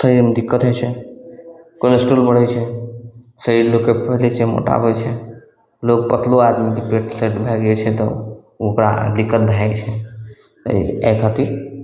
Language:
Maithili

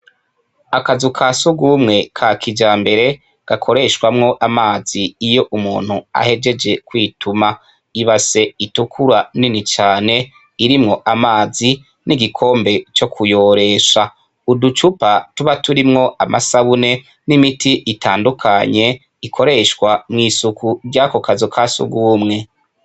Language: Rundi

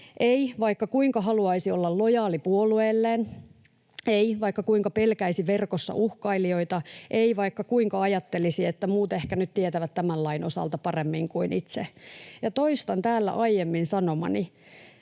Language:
Finnish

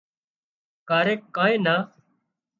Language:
Wadiyara Koli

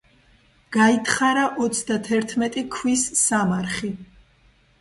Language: Georgian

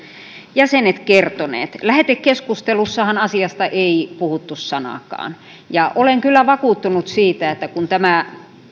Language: Finnish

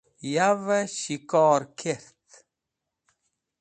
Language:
Wakhi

